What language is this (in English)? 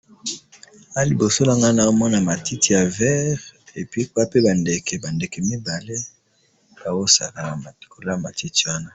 Lingala